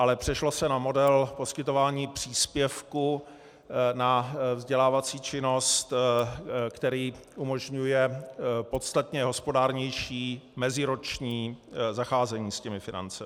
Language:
Czech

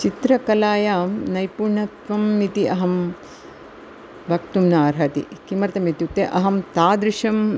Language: Sanskrit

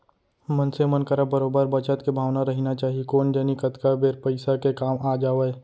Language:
Chhattisgarhi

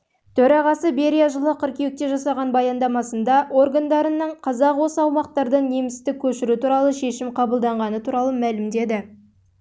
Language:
Kazakh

